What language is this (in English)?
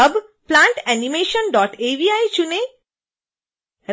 Hindi